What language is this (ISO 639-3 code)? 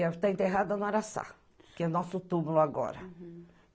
por